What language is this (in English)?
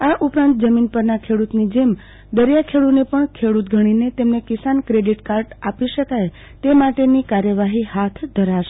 Gujarati